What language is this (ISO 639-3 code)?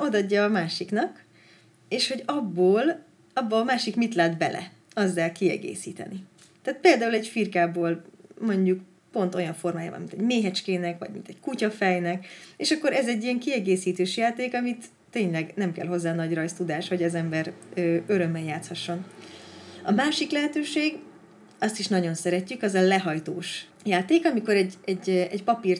hun